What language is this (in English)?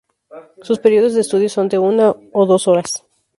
Spanish